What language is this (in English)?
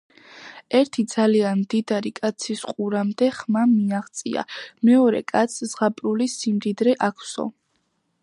Georgian